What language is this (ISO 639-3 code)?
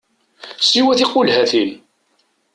kab